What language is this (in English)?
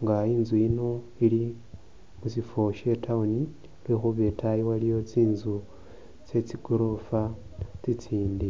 Masaaba